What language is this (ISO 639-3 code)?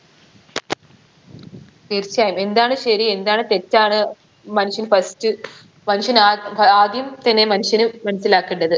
mal